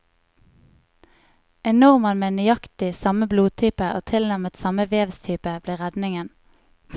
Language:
Norwegian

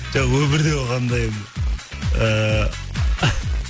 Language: Kazakh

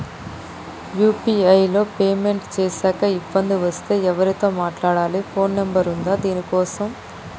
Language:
Telugu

